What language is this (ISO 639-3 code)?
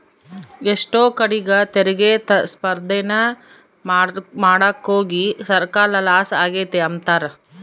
kan